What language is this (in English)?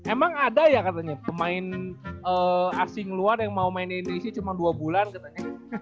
Indonesian